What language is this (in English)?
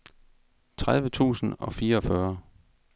Danish